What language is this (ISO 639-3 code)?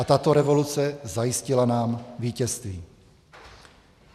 ces